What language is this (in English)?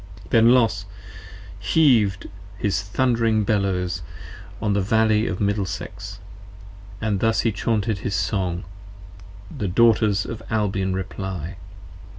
English